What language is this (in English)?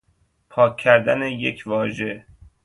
Persian